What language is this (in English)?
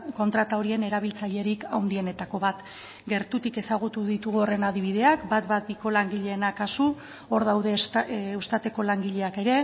Basque